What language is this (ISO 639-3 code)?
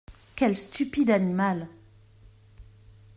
fra